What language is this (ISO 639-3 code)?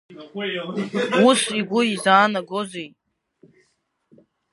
abk